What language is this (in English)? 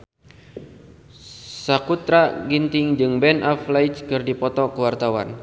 Sundanese